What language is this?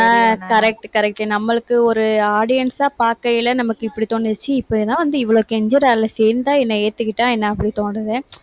Tamil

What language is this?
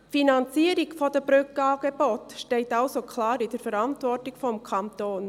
Swiss German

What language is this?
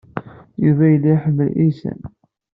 Kabyle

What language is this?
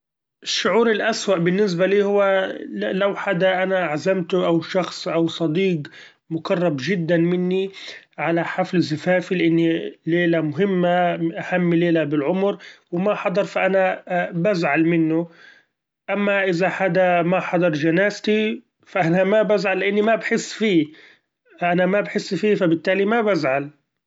Gulf Arabic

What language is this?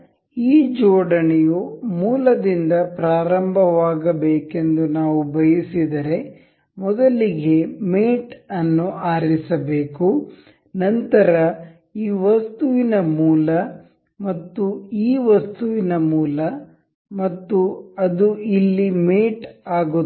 Kannada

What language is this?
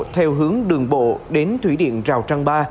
Vietnamese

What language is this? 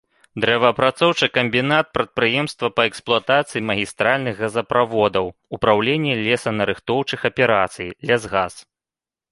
Belarusian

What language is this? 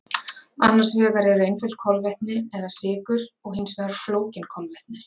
Icelandic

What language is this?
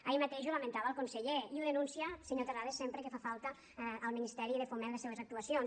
Catalan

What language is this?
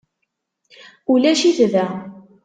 Kabyle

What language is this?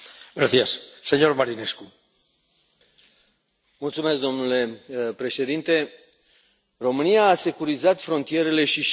Romanian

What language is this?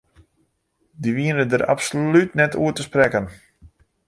Western Frisian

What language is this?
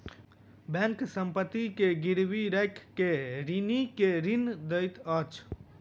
Maithili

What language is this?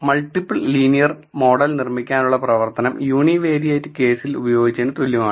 Malayalam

